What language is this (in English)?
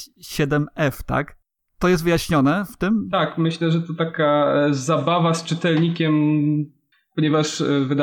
Polish